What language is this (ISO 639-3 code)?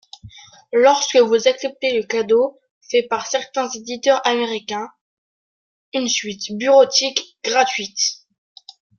fra